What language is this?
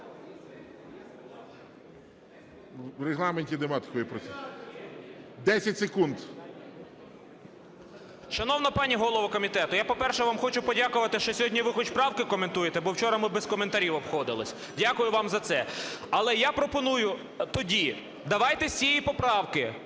Ukrainian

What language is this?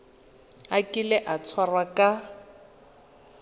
Tswana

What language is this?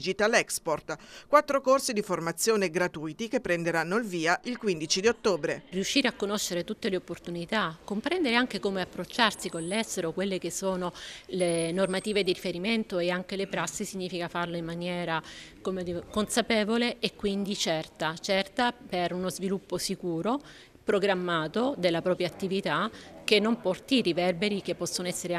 Italian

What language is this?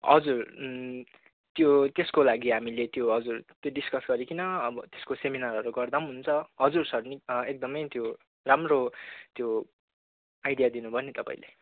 Nepali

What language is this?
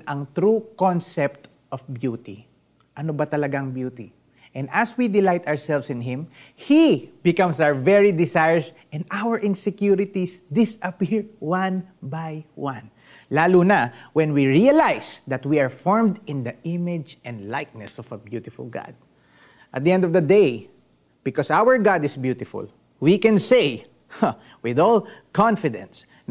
Filipino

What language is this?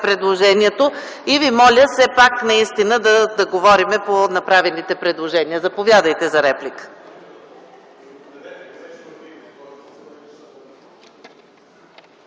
Bulgarian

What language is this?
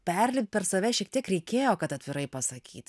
Lithuanian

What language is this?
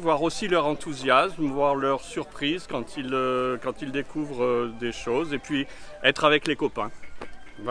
French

